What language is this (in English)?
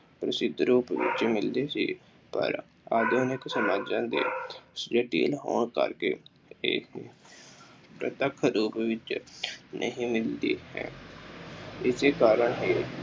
Punjabi